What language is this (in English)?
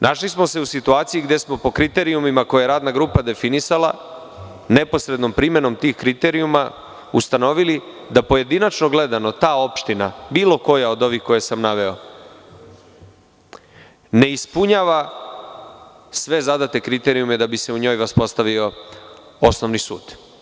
Serbian